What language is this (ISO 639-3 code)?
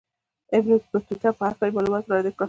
pus